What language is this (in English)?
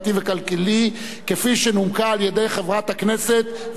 Hebrew